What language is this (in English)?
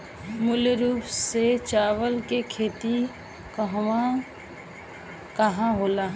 Bhojpuri